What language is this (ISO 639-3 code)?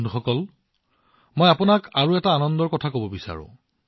asm